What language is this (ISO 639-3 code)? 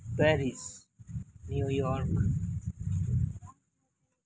sat